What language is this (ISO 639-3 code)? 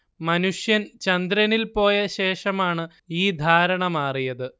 mal